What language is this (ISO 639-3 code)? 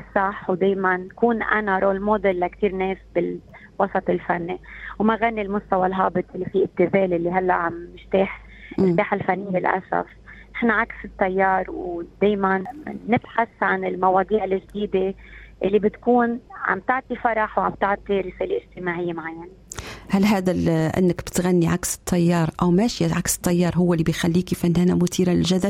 ara